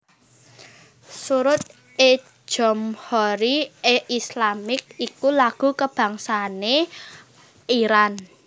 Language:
Javanese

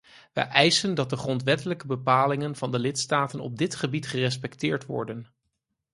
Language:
Dutch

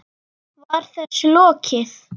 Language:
Icelandic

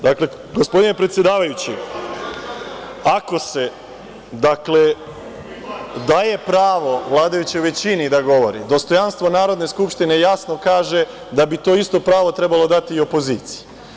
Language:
Serbian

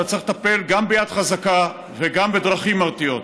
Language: Hebrew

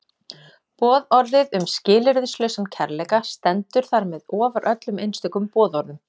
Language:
Icelandic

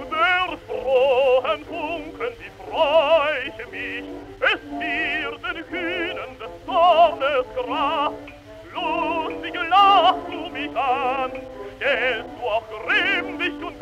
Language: Arabic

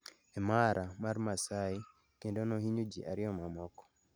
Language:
Luo (Kenya and Tanzania)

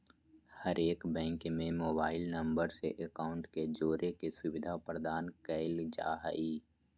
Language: Magahi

